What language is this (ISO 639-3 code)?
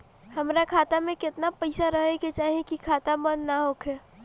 bho